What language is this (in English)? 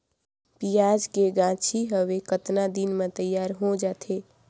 Chhattisgarhi